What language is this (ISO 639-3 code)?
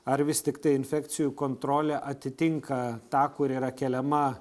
lit